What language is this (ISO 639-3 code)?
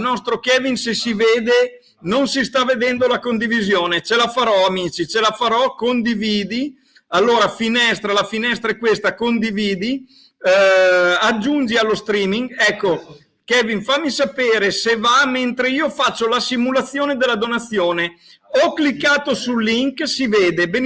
ita